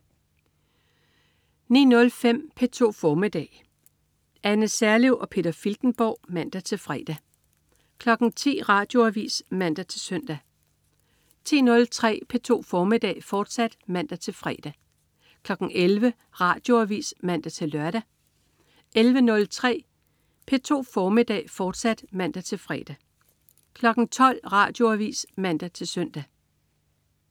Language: Danish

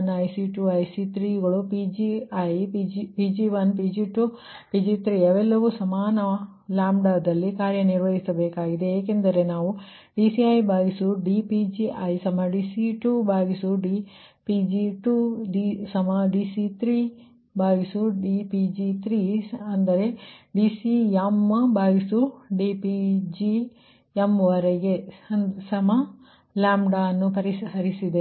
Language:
Kannada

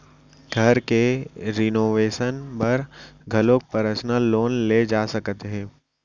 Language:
Chhattisgarhi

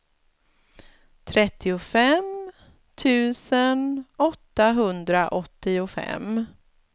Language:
Swedish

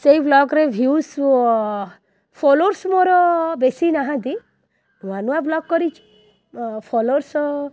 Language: Odia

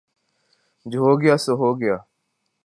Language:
Urdu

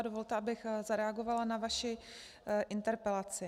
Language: Czech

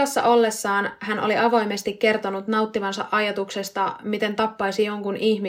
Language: Finnish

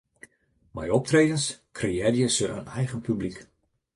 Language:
Western Frisian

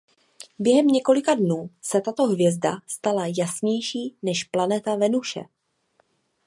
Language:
Czech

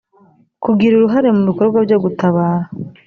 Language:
Kinyarwanda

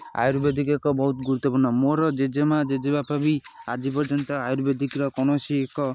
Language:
Odia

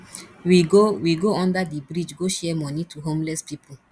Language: Nigerian Pidgin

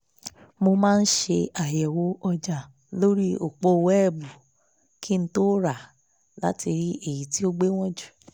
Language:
Yoruba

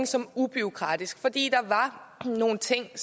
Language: Danish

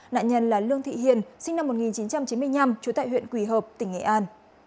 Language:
Vietnamese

